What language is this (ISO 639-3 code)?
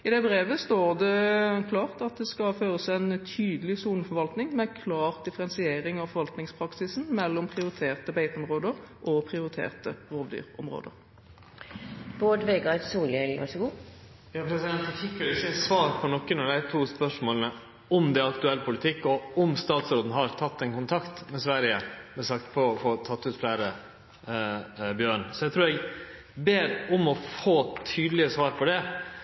nor